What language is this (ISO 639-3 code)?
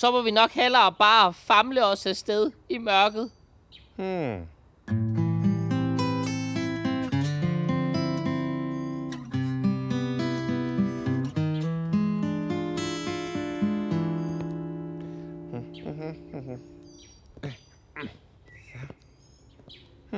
dan